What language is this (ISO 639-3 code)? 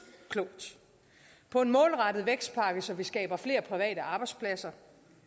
dan